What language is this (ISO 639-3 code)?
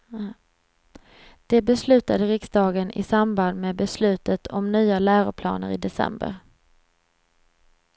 swe